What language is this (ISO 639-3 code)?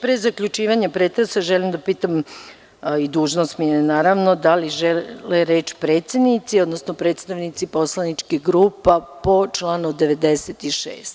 srp